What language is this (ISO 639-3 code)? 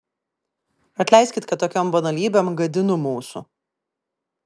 lit